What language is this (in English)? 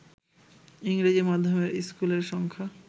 Bangla